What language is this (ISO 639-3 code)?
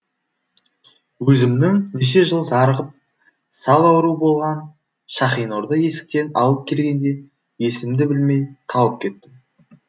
kaz